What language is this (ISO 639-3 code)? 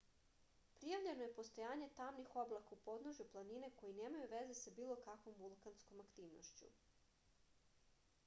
srp